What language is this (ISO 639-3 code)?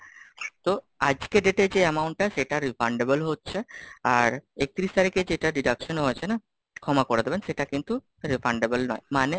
ben